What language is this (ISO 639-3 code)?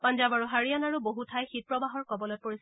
asm